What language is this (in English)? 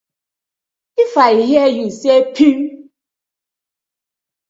Nigerian Pidgin